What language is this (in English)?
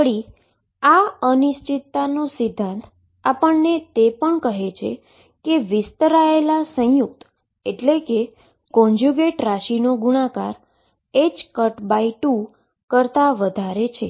Gujarati